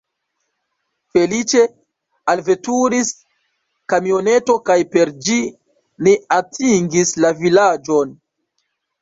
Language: Esperanto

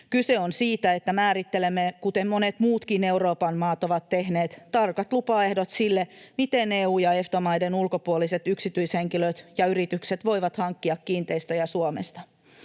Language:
Finnish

